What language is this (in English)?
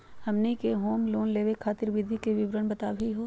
Magahi